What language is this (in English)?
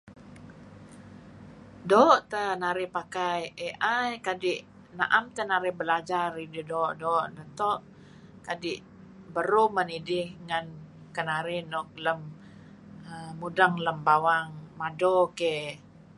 Kelabit